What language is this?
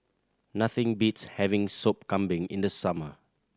English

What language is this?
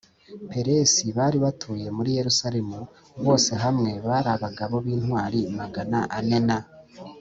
Kinyarwanda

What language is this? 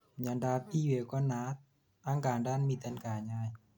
Kalenjin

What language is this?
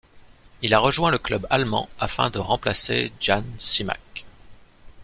French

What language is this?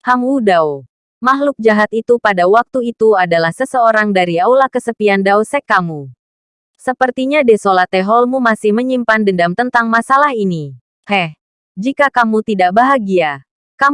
Indonesian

